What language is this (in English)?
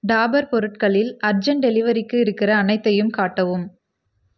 Tamil